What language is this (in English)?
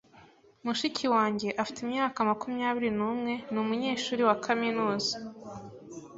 Kinyarwanda